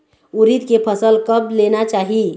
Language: Chhattisgarhi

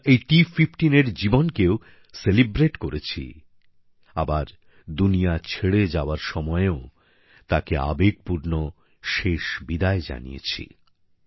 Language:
Bangla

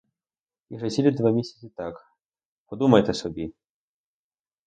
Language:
Ukrainian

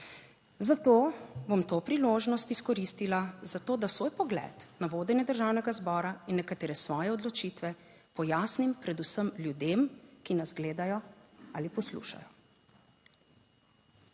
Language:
Slovenian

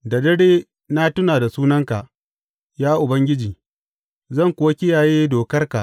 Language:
Hausa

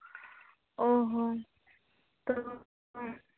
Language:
Santali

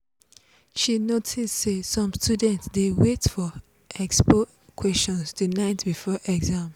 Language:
Nigerian Pidgin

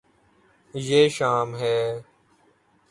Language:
Urdu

